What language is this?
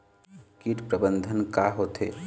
Chhattisgarhi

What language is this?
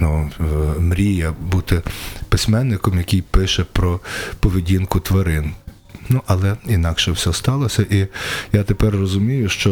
Ukrainian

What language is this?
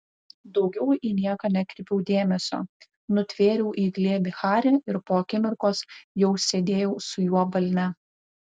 Lithuanian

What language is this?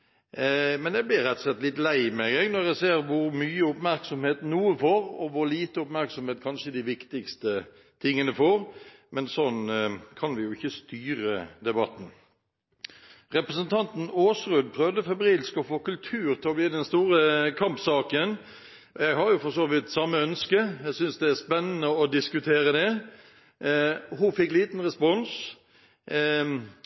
Norwegian Bokmål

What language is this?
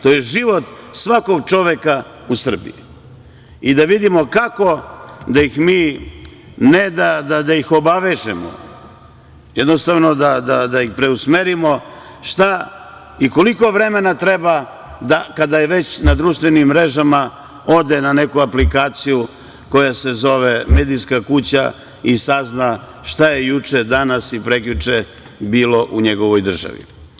Serbian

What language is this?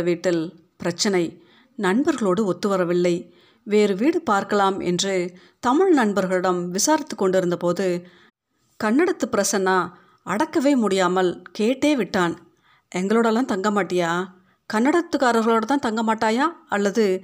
Tamil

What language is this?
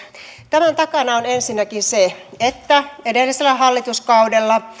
Finnish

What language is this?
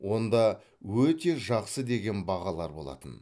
Kazakh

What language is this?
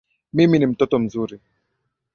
Swahili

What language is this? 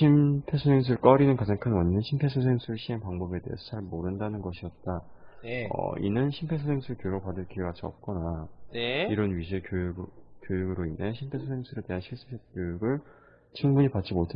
Korean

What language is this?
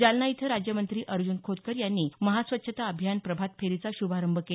Marathi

